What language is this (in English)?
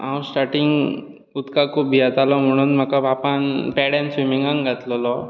Konkani